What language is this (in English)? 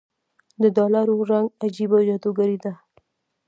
Pashto